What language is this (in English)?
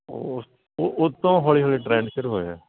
Punjabi